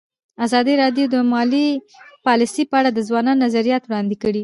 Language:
Pashto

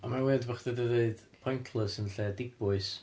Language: Welsh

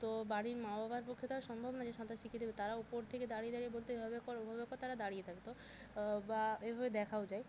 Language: Bangla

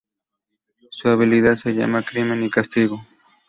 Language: Spanish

